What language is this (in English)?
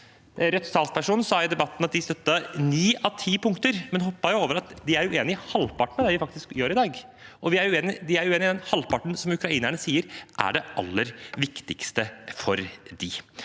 Norwegian